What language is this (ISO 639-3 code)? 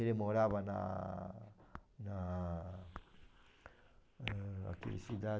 por